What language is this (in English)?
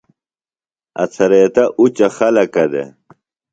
Phalura